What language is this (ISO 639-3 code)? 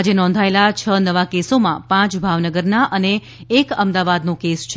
guj